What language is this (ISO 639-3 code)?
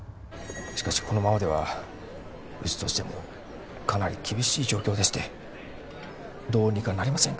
jpn